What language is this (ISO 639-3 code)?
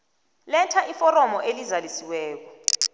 nbl